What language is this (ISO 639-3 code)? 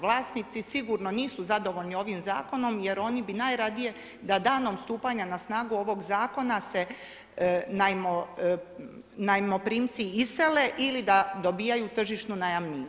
hrv